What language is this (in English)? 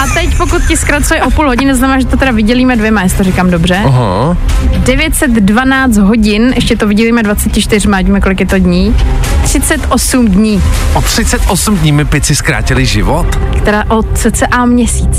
Czech